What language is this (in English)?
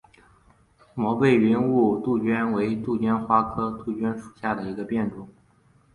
Chinese